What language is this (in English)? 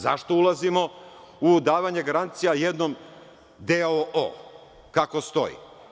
Serbian